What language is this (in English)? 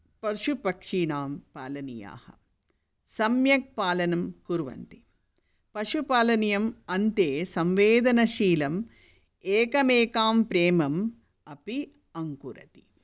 Sanskrit